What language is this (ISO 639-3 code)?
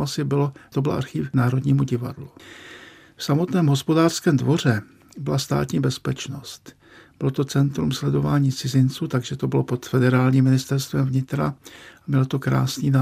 ces